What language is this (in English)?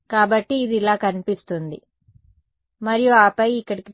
Telugu